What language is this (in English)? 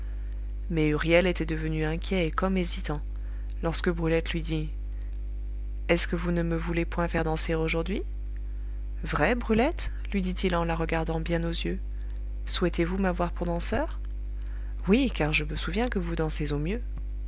French